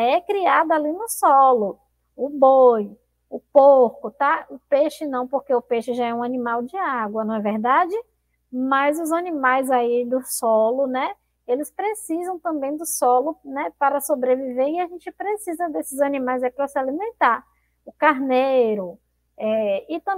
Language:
Portuguese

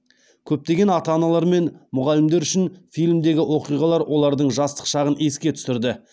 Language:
Kazakh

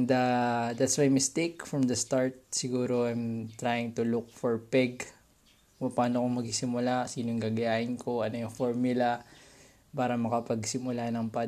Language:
Filipino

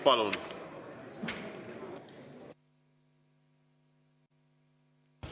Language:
Estonian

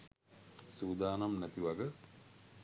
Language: Sinhala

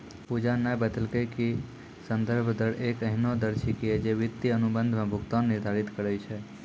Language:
Maithili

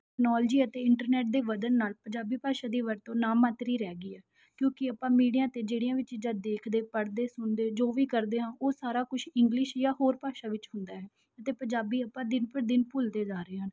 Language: Punjabi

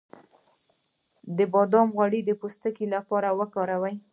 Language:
Pashto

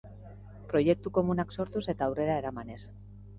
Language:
Basque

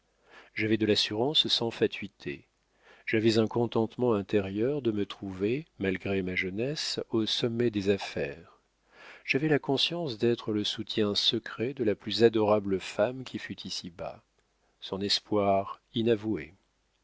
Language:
French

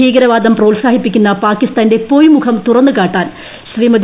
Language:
Malayalam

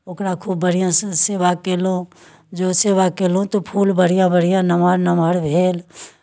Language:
Maithili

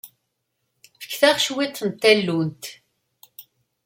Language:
Kabyle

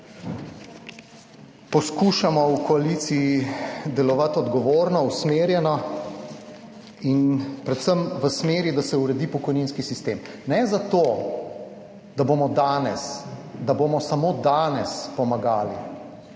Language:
Slovenian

